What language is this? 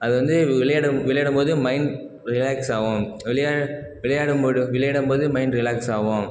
Tamil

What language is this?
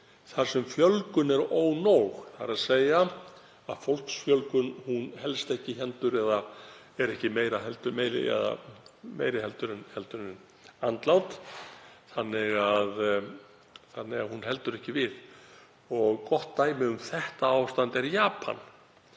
Icelandic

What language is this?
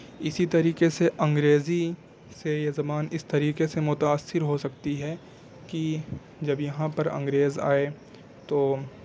Urdu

